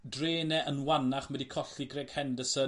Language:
Welsh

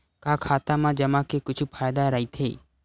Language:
Chhattisgarhi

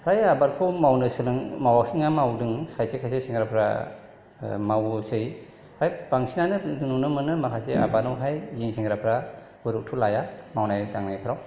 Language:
Bodo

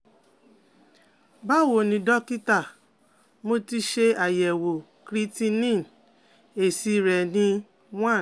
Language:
Yoruba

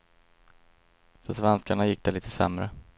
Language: Swedish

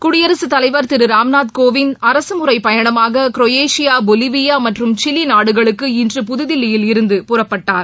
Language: Tamil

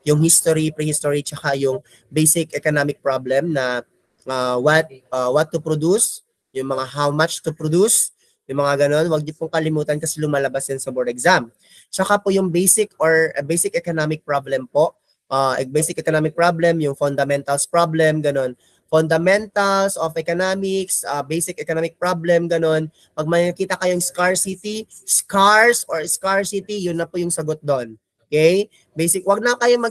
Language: Filipino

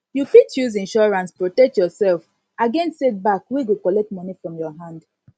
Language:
Nigerian Pidgin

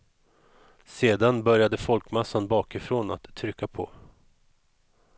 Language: Swedish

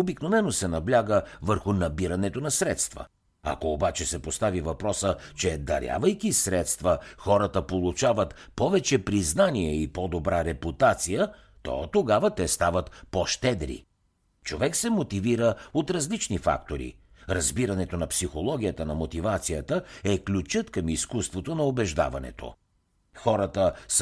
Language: Bulgarian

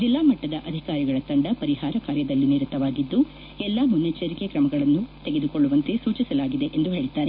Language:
Kannada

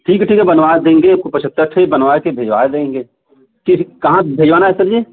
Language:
Hindi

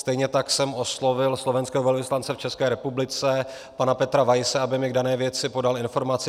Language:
Czech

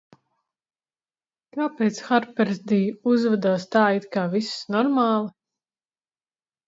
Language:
Latvian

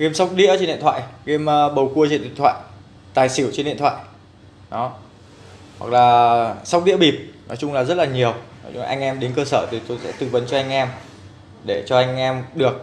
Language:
Vietnamese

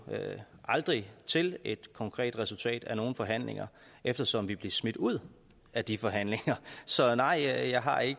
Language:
Danish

